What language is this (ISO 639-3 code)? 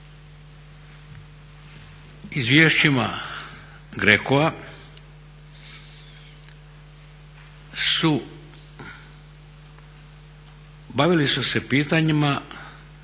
hrv